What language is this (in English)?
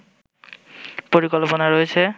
Bangla